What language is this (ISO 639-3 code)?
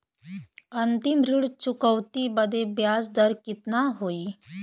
bho